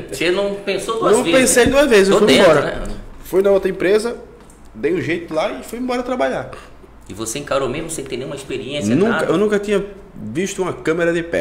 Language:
Portuguese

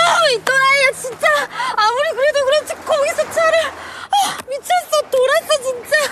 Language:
Korean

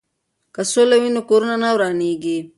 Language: Pashto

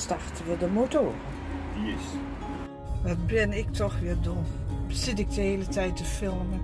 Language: Dutch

